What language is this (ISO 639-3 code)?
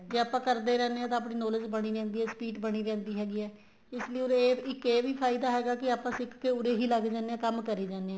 pan